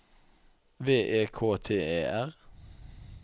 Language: Norwegian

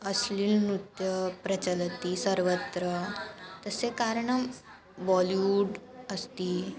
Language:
Sanskrit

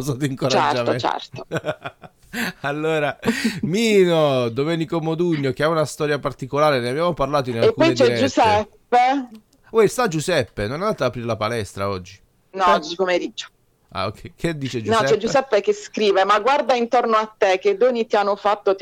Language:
Italian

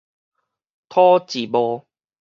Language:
Min Nan Chinese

